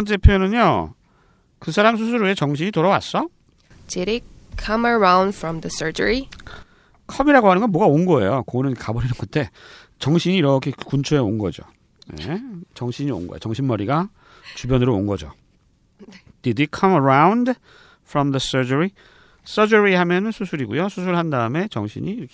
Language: Korean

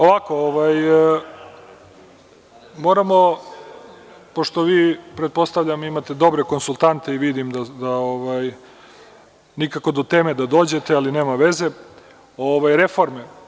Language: Serbian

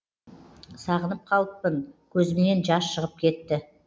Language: Kazakh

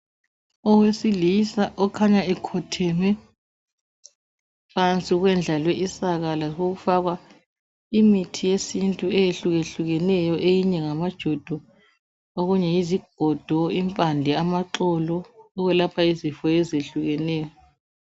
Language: North Ndebele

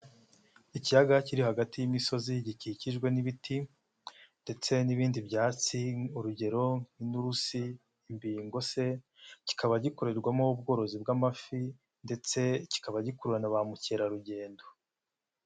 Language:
Kinyarwanda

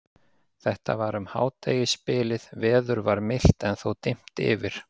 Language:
Icelandic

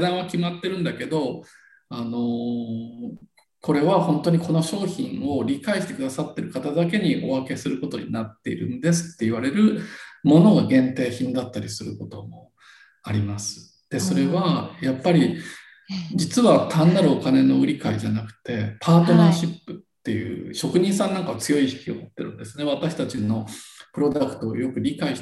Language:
Japanese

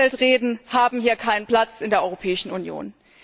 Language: German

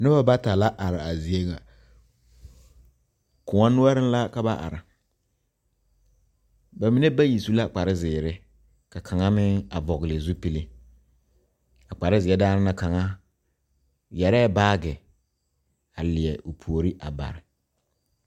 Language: Southern Dagaare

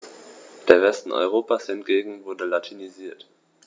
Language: German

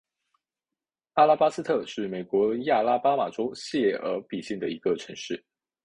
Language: Chinese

